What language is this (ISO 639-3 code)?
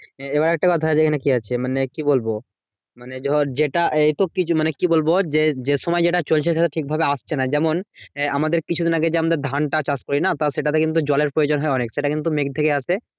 ben